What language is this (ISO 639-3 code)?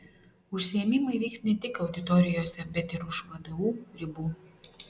lit